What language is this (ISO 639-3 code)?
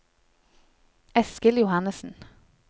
nor